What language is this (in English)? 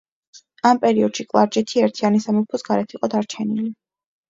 Georgian